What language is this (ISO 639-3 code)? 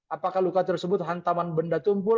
ind